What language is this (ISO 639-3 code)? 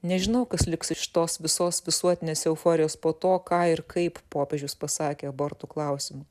lit